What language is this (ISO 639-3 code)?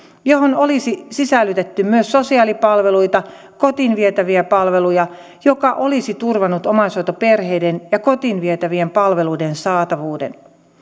fin